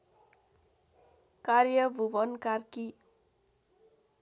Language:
Nepali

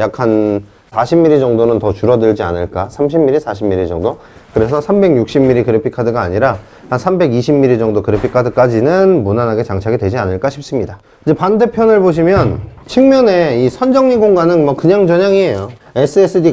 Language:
Korean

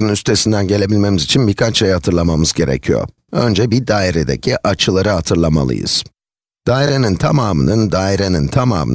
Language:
Turkish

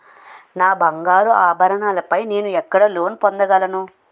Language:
Telugu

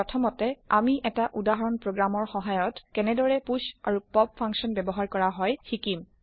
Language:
Assamese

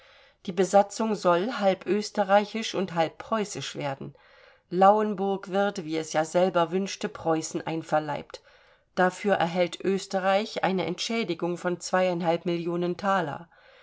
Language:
German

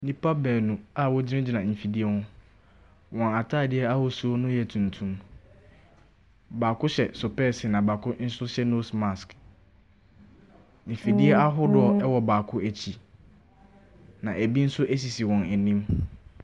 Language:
Akan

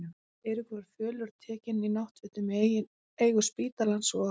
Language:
Icelandic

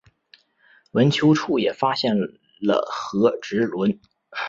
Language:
Chinese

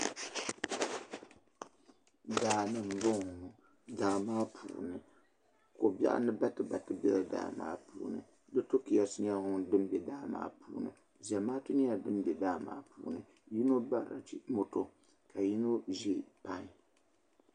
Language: Dagbani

